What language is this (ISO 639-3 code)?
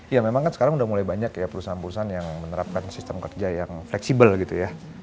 ind